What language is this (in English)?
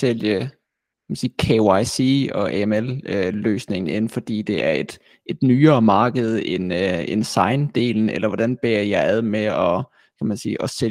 Danish